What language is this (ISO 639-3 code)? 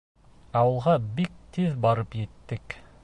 bak